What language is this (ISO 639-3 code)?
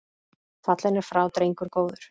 isl